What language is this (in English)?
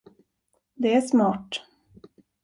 Swedish